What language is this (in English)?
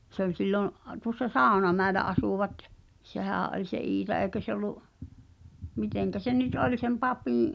Finnish